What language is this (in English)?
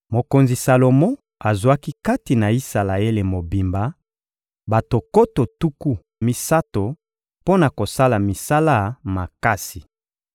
Lingala